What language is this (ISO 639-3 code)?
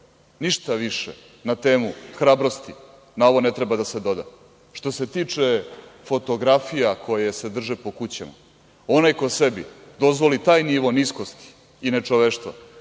srp